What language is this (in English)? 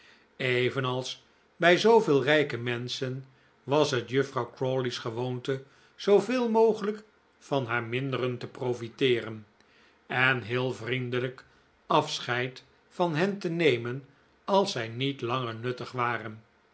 Dutch